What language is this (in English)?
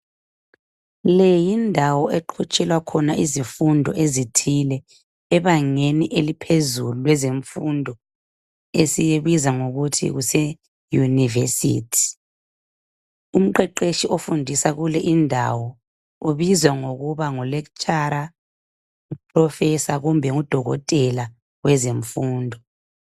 North Ndebele